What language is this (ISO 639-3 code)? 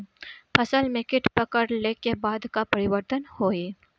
bho